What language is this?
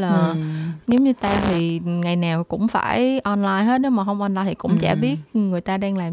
Vietnamese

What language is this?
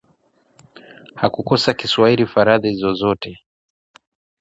Swahili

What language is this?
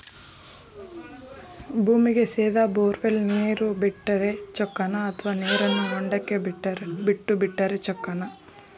Kannada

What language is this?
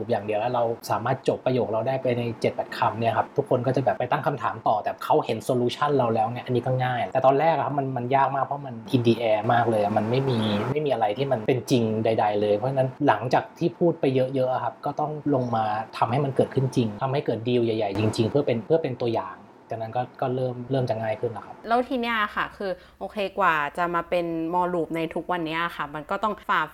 Thai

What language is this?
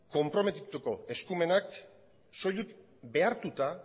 Basque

